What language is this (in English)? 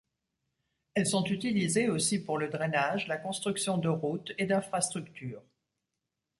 French